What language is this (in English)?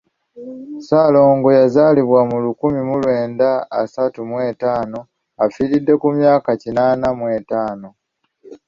Ganda